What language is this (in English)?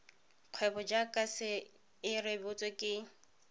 Tswana